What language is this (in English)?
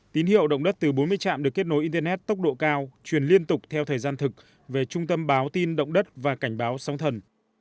Vietnamese